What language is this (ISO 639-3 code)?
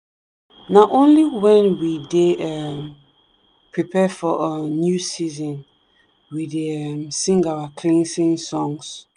pcm